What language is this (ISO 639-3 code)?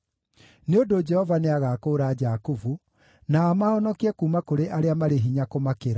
kik